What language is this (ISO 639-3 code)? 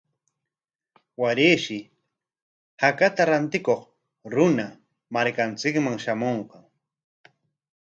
qwa